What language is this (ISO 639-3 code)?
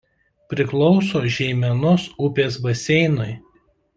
lit